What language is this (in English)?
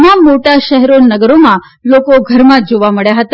Gujarati